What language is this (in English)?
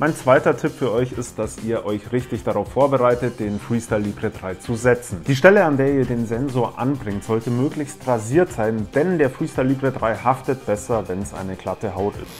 German